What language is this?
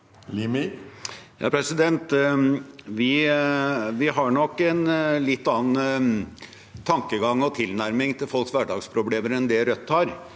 Norwegian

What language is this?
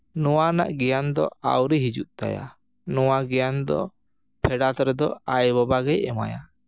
Santali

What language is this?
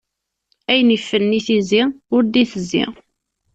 Kabyle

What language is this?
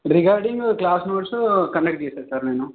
Telugu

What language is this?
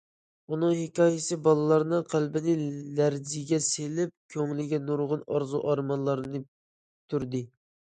Uyghur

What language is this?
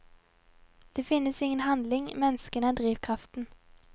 Norwegian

